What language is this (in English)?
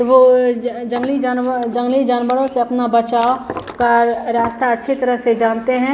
Hindi